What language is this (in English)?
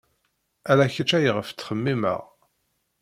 Kabyle